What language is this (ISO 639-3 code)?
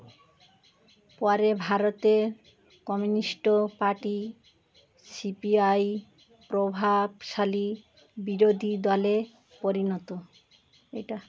ben